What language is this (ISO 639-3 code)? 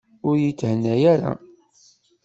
kab